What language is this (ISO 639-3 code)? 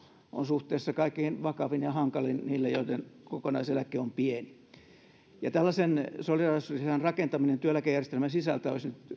fin